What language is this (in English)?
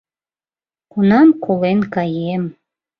Mari